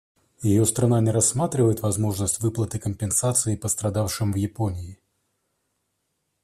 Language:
Russian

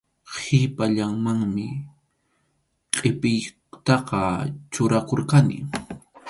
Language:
Arequipa-La Unión Quechua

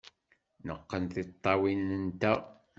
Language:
Kabyle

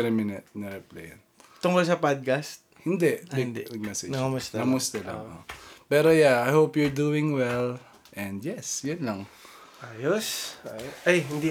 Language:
Filipino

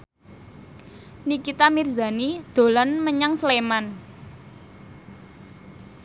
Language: Javanese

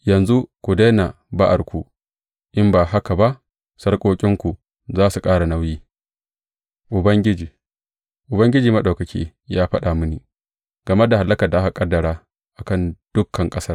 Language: Hausa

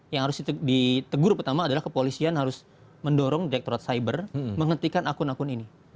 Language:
Indonesian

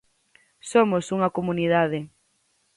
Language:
Galician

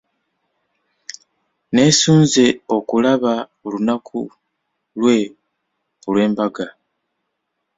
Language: Ganda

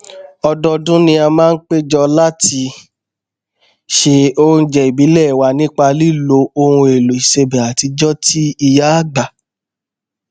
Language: Yoruba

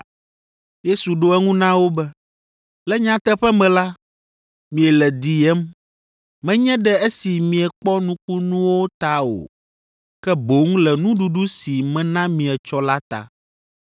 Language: Ewe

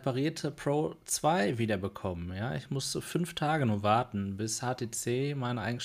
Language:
German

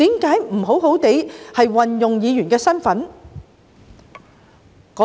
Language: Cantonese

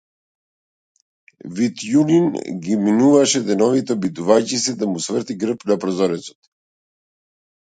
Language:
Macedonian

